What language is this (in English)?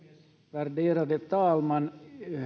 Finnish